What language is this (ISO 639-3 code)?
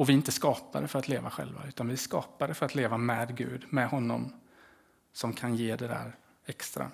swe